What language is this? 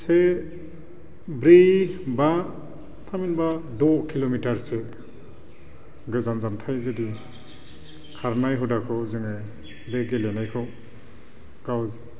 Bodo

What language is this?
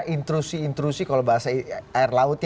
Indonesian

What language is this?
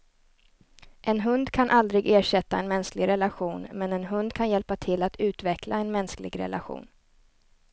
Swedish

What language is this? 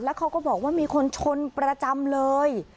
Thai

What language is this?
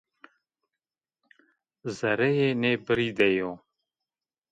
Zaza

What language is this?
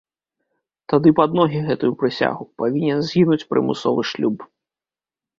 Belarusian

